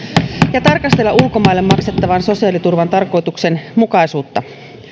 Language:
Finnish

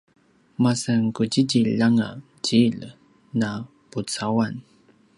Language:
Paiwan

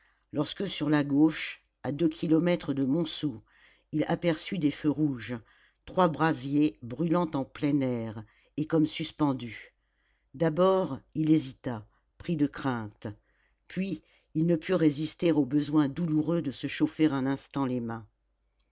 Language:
French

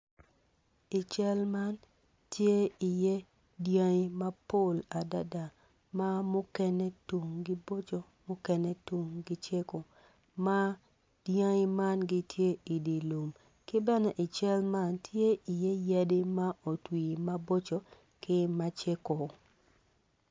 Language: Acoli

